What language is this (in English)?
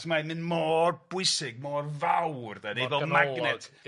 Welsh